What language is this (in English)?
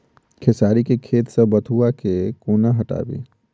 Maithili